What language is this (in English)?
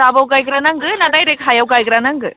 Bodo